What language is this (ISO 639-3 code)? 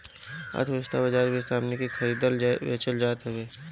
bho